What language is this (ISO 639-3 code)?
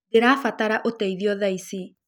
kik